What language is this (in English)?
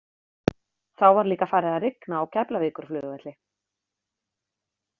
Icelandic